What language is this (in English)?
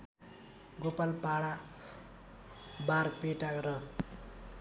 Nepali